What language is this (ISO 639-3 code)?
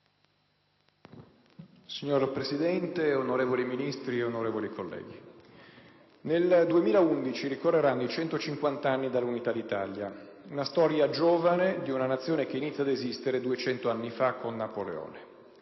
ita